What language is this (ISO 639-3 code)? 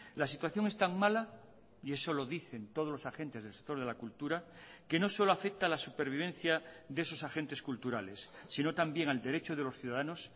spa